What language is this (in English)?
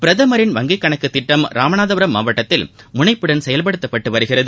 Tamil